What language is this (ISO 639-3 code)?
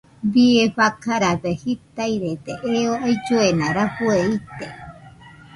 hux